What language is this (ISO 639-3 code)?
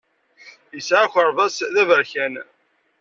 kab